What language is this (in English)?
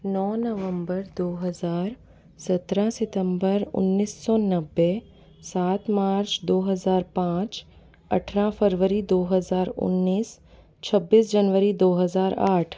Hindi